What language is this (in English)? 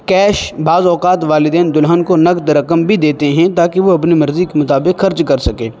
Urdu